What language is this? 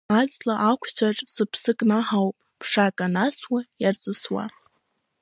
Abkhazian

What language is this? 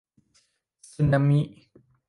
Thai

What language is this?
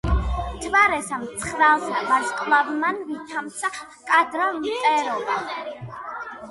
Georgian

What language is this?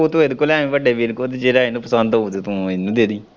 Punjabi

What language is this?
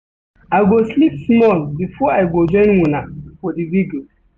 Nigerian Pidgin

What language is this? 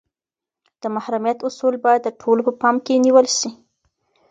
Pashto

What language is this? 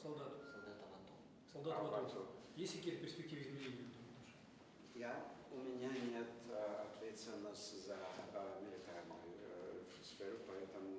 Russian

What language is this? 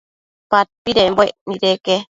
Matsés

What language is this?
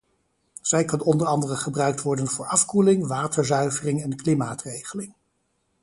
Dutch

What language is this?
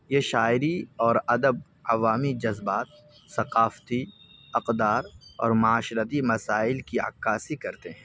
Urdu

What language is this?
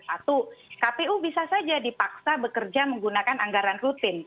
Indonesian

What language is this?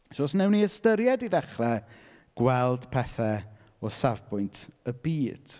Welsh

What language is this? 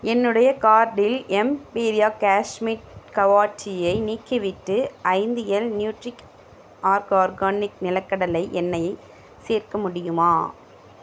Tamil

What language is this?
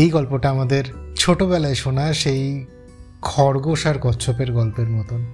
Bangla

